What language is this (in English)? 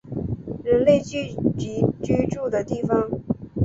Chinese